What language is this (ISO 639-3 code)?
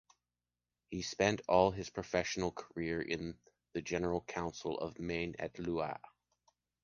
eng